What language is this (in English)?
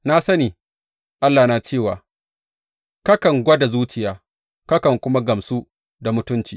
Hausa